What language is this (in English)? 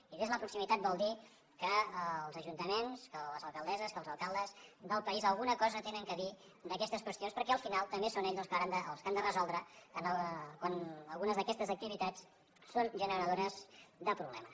Catalan